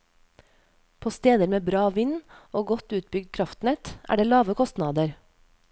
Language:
Norwegian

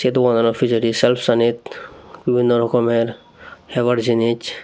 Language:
Chakma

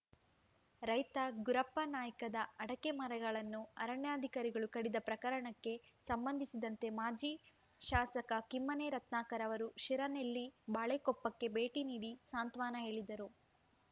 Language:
Kannada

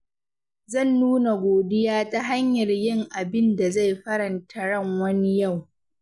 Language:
Hausa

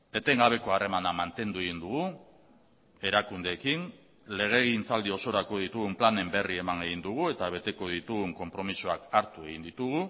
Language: Basque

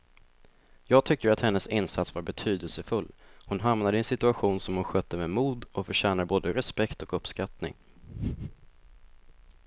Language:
Swedish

